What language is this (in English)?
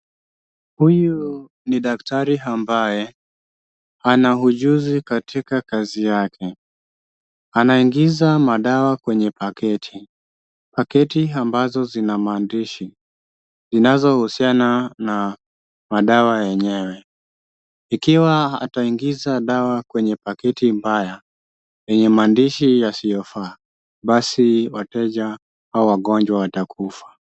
Swahili